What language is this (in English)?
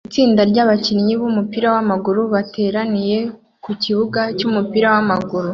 Kinyarwanda